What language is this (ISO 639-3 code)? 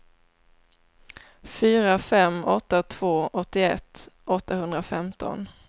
swe